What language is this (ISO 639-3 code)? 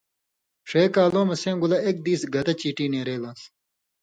mvy